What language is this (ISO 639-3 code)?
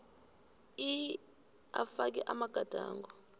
nbl